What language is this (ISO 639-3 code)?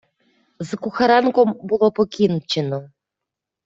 ukr